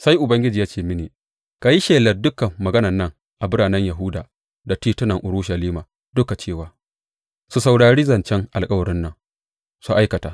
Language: Hausa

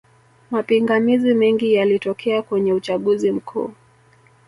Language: Swahili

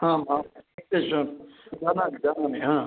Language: Sanskrit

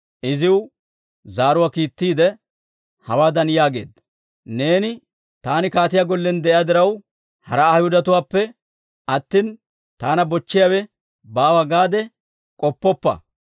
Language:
Dawro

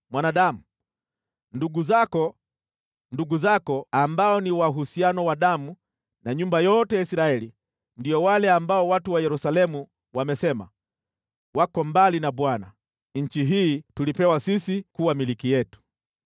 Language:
Swahili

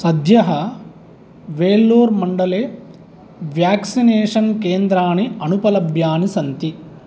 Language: Sanskrit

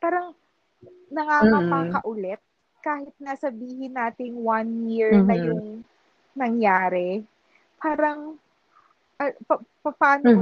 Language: Filipino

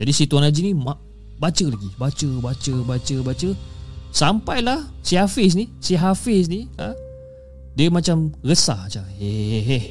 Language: Malay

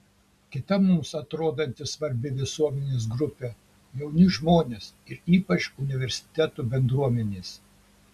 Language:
Lithuanian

